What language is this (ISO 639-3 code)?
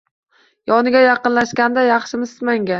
uzb